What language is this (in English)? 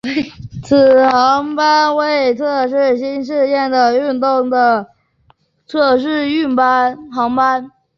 Chinese